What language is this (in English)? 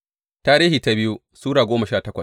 Hausa